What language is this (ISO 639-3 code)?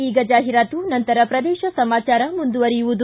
kan